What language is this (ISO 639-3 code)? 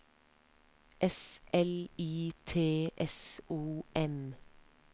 nor